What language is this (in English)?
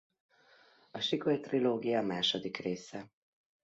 Hungarian